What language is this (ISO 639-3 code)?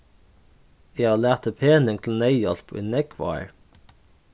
fao